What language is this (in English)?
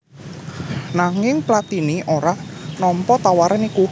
Javanese